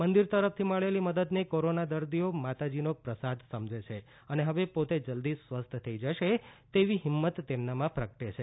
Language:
Gujarati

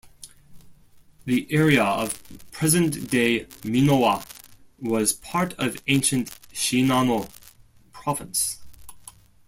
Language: English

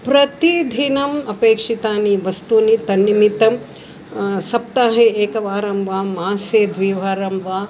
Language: Sanskrit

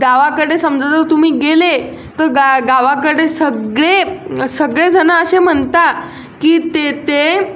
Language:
Marathi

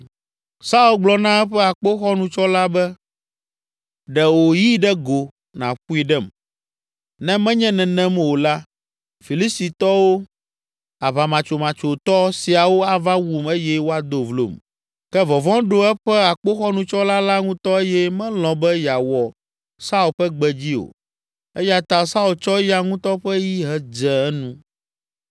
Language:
Ewe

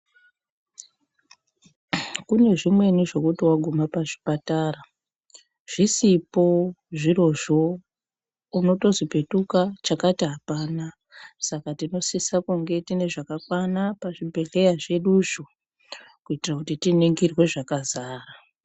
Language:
Ndau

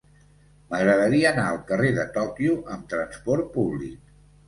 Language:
Catalan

